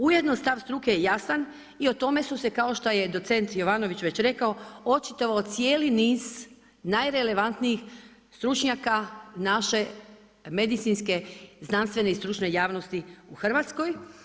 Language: Croatian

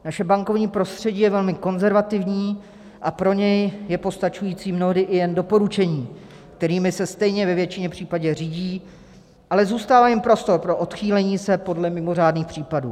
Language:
Czech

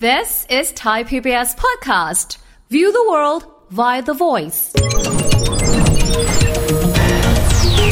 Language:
Thai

